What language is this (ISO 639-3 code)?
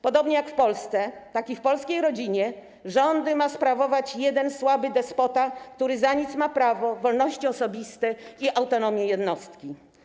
pol